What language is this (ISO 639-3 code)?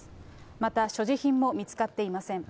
jpn